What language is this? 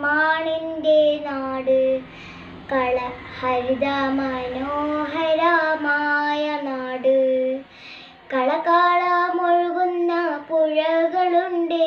Vietnamese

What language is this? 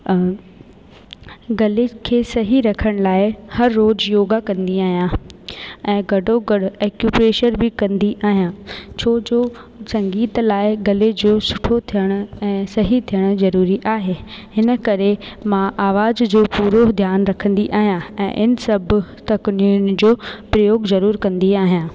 Sindhi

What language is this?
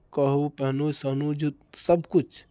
Maithili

